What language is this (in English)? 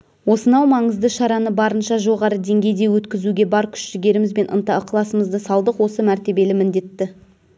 Kazakh